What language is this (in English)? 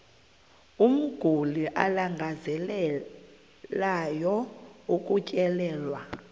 Xhosa